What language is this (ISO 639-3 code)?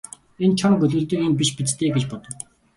mon